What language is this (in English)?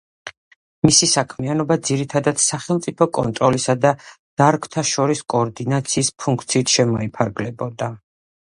Georgian